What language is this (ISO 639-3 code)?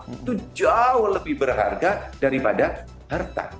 ind